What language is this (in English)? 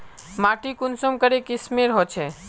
Magahi